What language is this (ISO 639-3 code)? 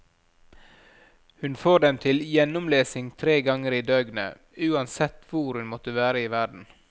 nor